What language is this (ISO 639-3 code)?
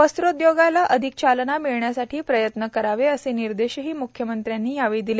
mar